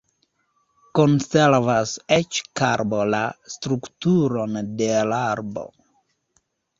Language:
Esperanto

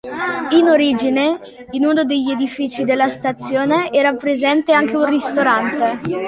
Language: Italian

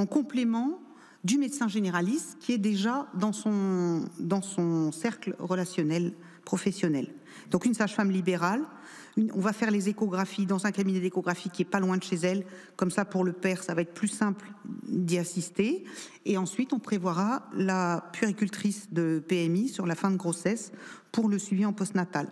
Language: French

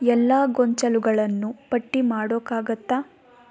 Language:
Kannada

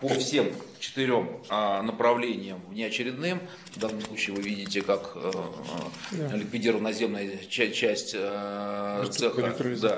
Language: Russian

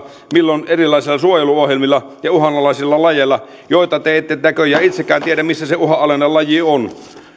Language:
Finnish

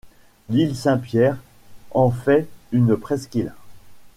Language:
French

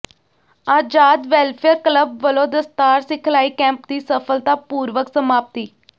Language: Punjabi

